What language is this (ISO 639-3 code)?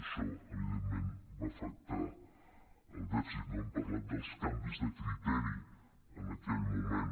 cat